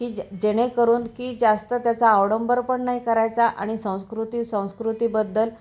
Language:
Marathi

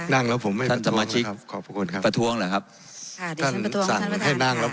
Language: Thai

